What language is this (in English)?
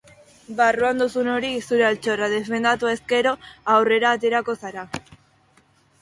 Basque